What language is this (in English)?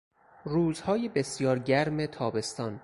Persian